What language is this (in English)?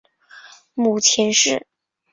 Chinese